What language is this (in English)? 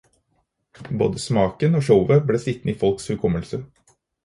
Norwegian Bokmål